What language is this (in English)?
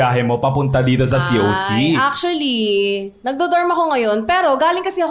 Filipino